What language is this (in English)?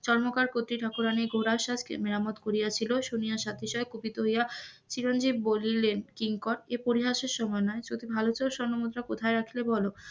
Bangla